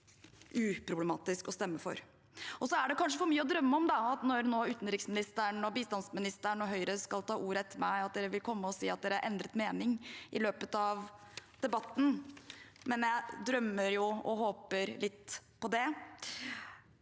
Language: Norwegian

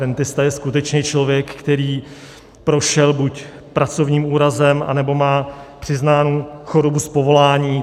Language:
Czech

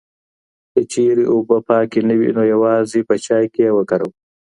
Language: Pashto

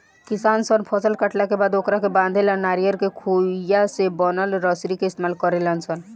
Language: Bhojpuri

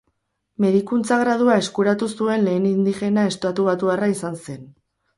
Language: Basque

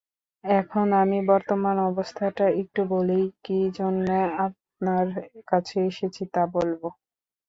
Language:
Bangla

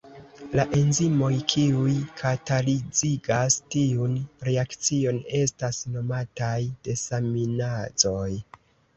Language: Esperanto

